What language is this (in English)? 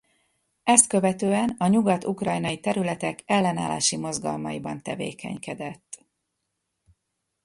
Hungarian